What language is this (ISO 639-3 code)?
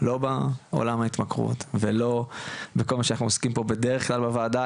heb